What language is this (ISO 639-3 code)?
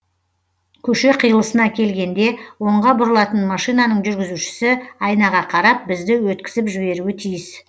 kaz